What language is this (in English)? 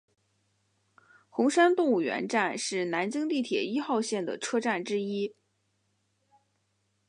Chinese